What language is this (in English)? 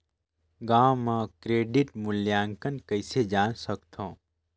Chhattisgarhi